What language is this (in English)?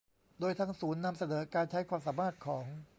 Thai